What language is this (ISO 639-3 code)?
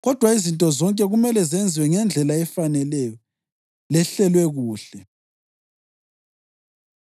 nde